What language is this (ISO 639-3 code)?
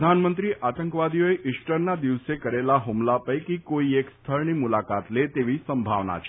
guj